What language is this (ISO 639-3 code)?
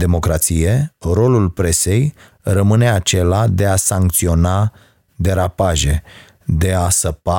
ron